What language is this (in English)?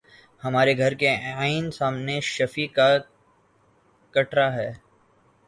Urdu